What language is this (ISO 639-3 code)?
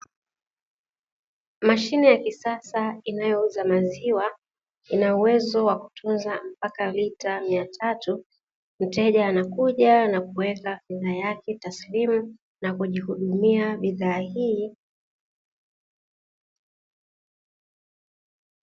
swa